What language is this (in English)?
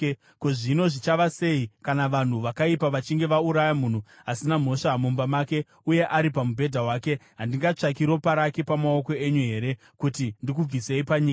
Shona